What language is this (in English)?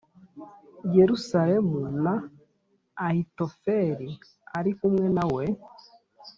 Kinyarwanda